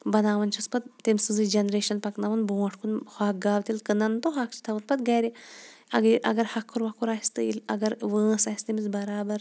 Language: Kashmiri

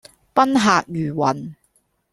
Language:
Cantonese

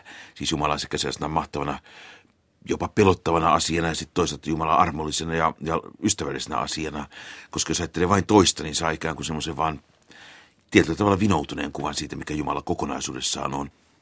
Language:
Finnish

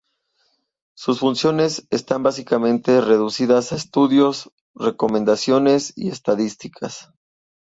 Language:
Spanish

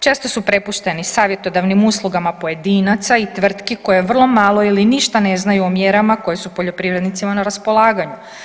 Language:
Croatian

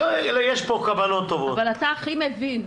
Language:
Hebrew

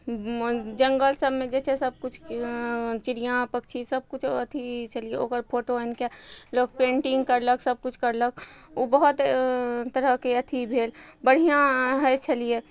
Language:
Maithili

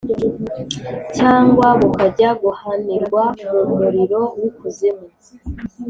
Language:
Kinyarwanda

